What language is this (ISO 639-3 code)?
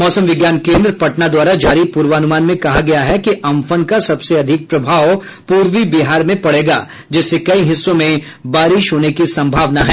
hin